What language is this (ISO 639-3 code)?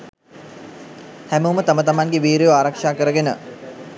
sin